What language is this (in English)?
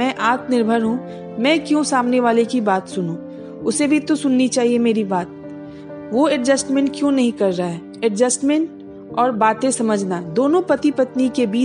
Hindi